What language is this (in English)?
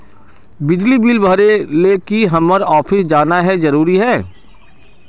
Magahi